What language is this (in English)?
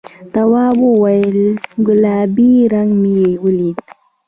Pashto